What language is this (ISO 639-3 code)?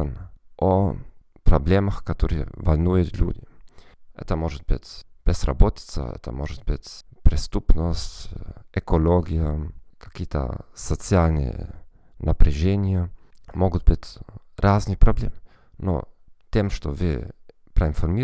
rus